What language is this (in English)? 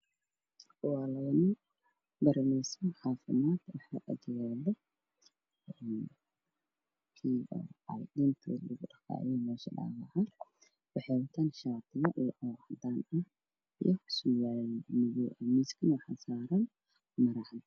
Somali